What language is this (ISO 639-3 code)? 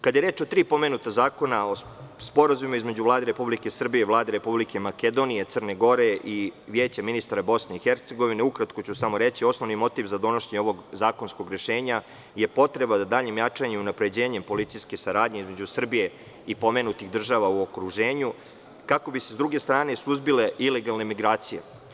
srp